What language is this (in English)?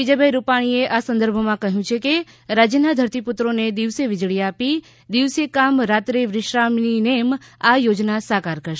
Gujarati